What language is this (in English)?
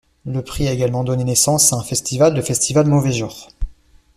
French